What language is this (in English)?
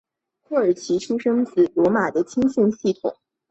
Chinese